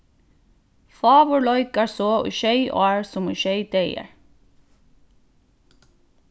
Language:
Faroese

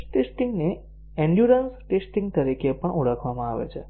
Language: Gujarati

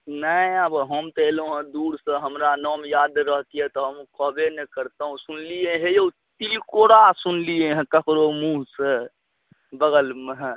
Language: Maithili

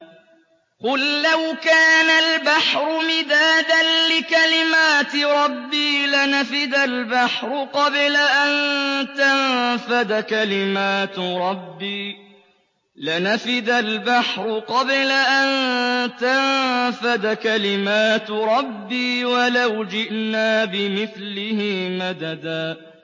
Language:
Arabic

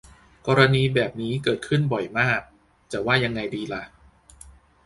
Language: Thai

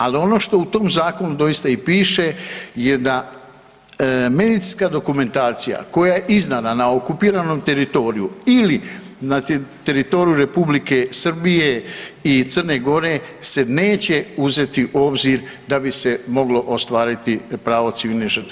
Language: Croatian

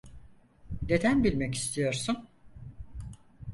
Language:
Turkish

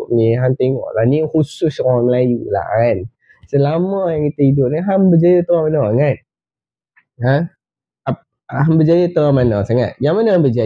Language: Malay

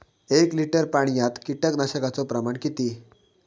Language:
Marathi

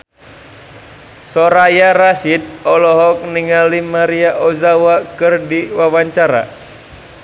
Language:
Sundanese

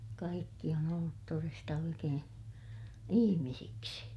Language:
Finnish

